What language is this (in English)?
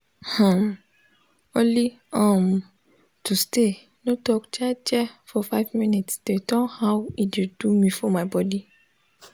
Nigerian Pidgin